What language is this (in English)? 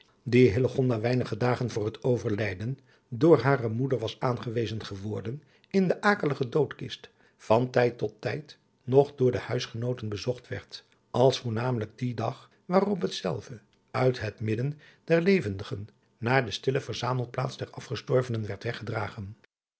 Dutch